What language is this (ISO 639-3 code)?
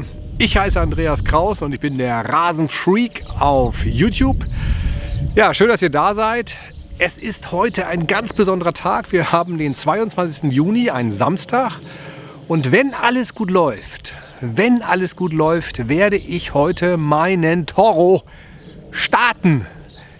deu